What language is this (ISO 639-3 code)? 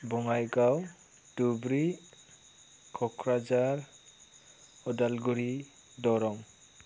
brx